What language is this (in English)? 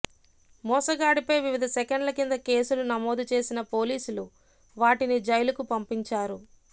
Telugu